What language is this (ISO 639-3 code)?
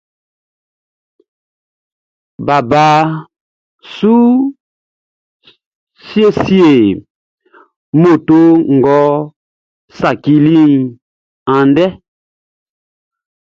bci